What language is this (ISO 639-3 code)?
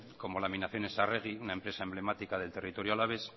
spa